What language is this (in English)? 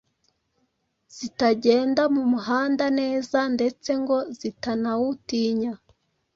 Kinyarwanda